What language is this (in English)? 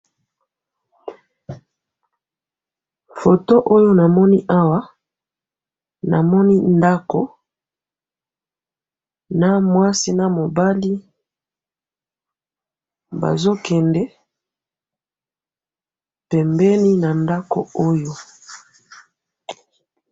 Lingala